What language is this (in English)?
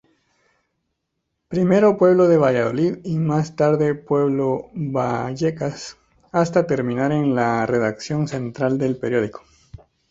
Spanish